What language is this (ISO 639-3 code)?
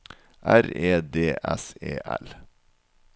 nor